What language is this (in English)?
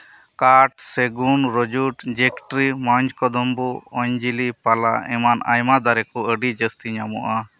Santali